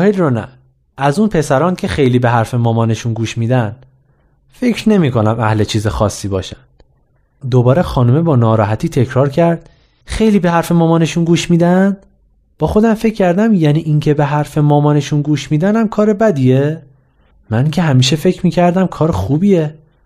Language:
Persian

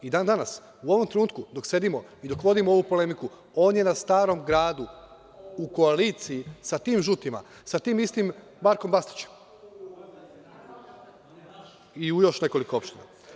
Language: Serbian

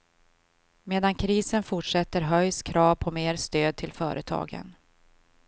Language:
Swedish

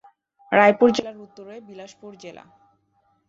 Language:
Bangla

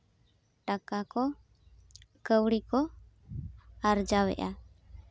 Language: Santali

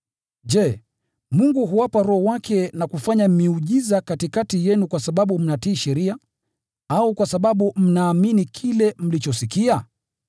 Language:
Swahili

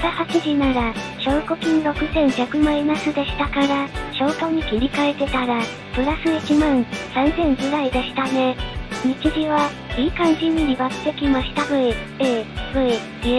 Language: Japanese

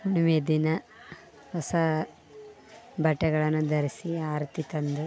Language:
Kannada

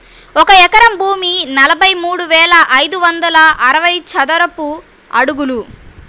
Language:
Telugu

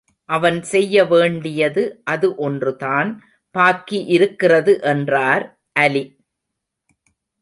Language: Tamil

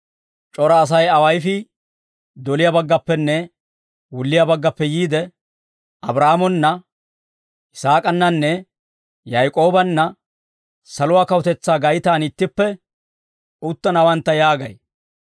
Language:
Dawro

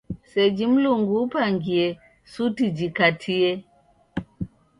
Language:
Taita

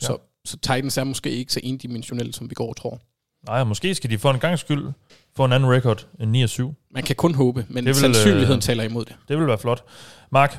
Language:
Danish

